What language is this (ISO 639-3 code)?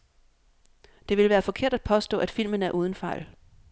dan